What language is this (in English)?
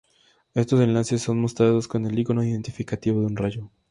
Spanish